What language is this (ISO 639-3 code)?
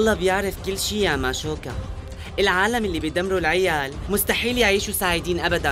ara